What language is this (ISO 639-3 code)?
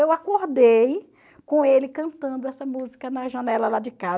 por